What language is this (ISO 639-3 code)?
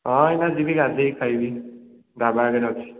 ori